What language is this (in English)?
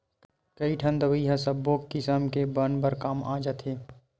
Chhattisgarhi